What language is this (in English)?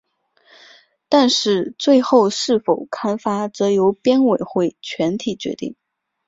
Chinese